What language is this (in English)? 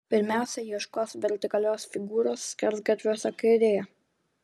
Lithuanian